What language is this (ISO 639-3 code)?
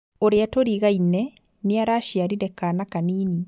kik